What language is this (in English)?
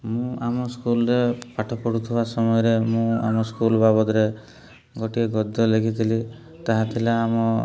Odia